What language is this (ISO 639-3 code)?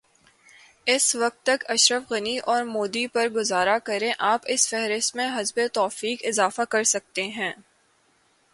urd